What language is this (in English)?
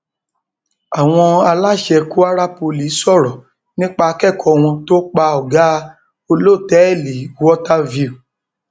Yoruba